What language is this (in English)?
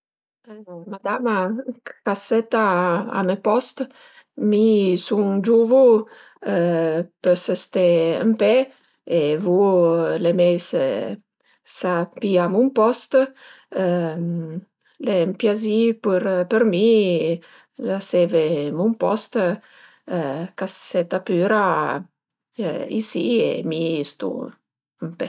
Piedmontese